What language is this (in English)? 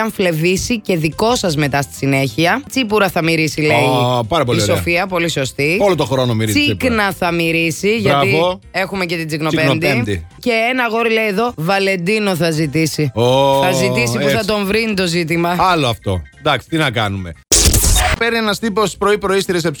Greek